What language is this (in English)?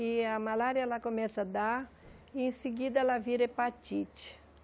Portuguese